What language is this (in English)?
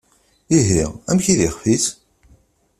Kabyle